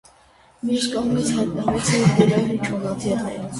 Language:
Armenian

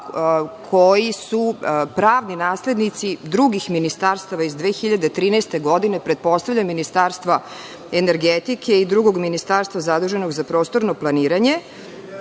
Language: Serbian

